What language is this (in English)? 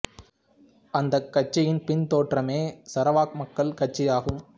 Tamil